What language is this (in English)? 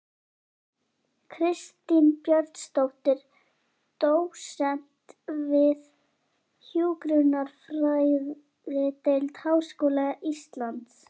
Icelandic